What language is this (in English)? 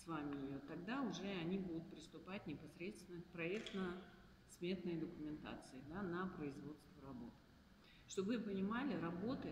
Russian